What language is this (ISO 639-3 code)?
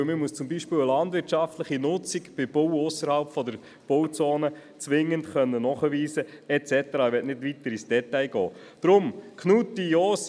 gsw